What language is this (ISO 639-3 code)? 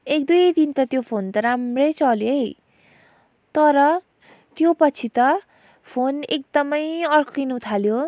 nep